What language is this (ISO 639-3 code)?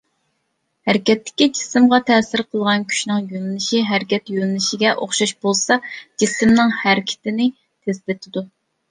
uig